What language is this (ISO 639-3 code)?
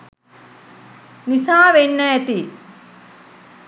sin